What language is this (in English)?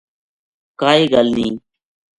Gujari